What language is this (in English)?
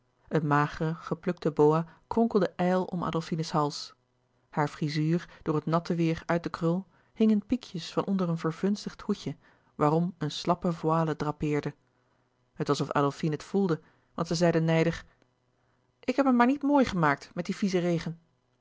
Dutch